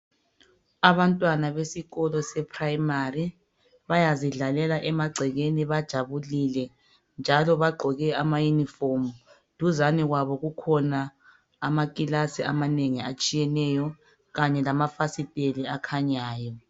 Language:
North Ndebele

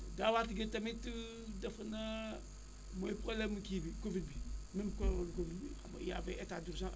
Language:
Wolof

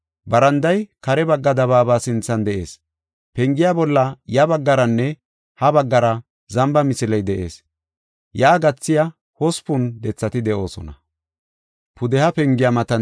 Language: Gofa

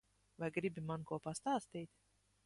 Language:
Latvian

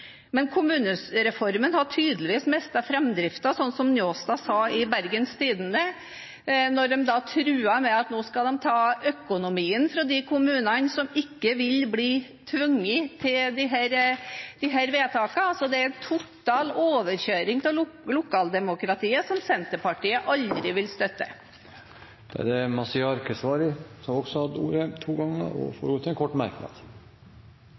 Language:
Norwegian Bokmål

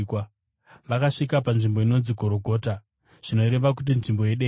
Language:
Shona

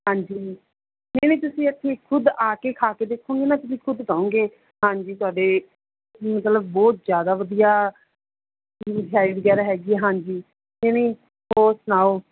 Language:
Punjabi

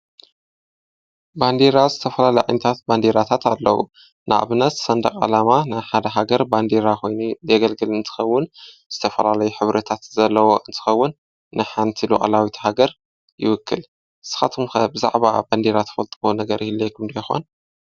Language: Tigrinya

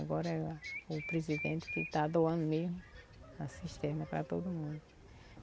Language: Portuguese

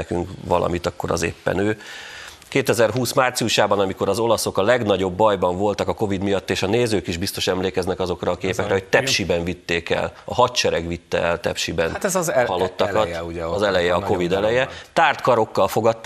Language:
Hungarian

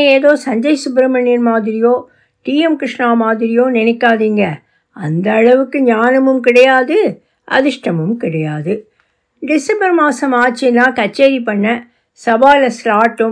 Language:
Tamil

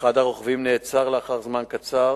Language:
Hebrew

